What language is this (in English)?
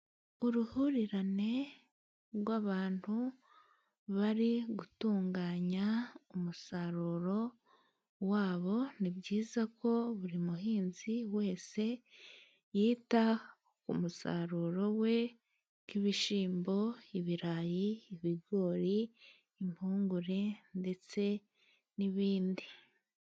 Kinyarwanda